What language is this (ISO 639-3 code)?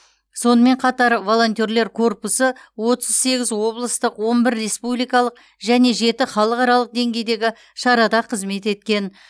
kaz